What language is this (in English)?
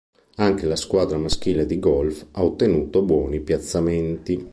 Italian